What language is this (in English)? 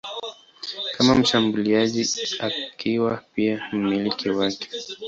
Swahili